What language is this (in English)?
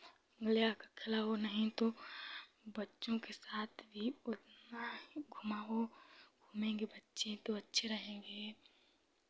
Hindi